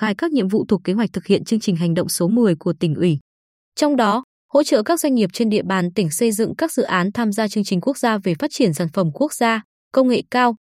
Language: Vietnamese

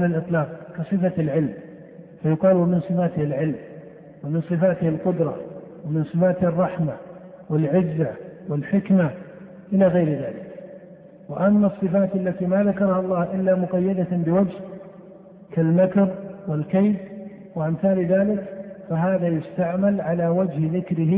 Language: Arabic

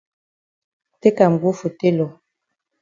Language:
Cameroon Pidgin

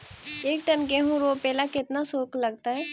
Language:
Magahi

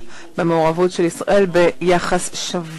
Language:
Hebrew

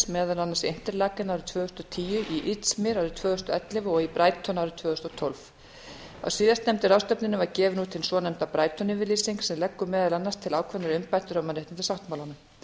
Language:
Icelandic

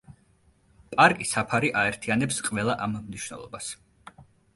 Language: Georgian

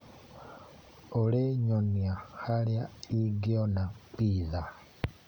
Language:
Kikuyu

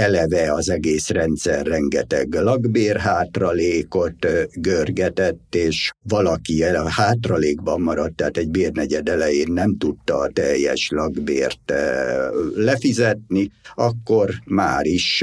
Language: Hungarian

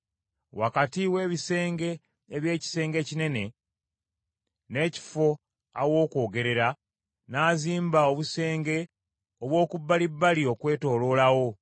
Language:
Ganda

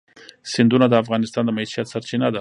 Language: Pashto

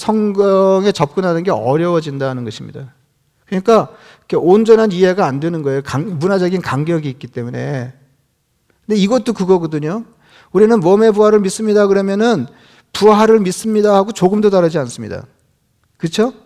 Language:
Korean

